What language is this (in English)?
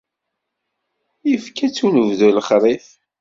Kabyle